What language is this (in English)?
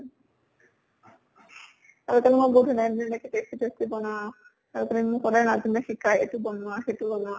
Assamese